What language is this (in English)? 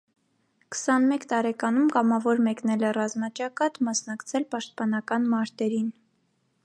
Armenian